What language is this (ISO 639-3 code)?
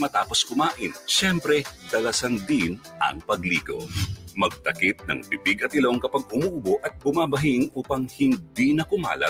fil